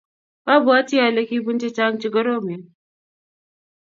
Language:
Kalenjin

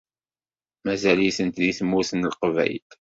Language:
Kabyle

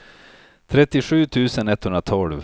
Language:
Swedish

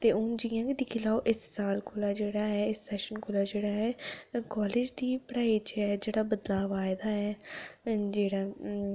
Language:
Dogri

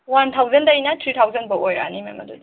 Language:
Manipuri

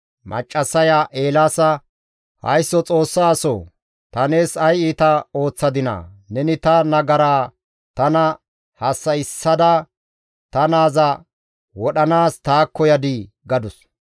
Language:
Gamo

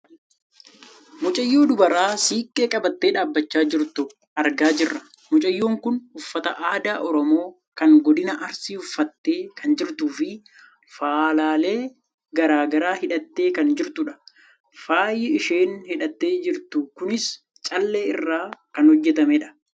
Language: Oromo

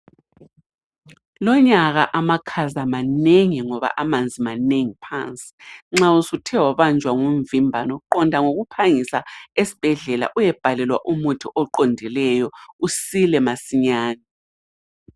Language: North Ndebele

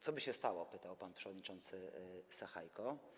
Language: Polish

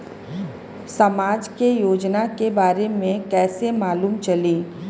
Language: Bhojpuri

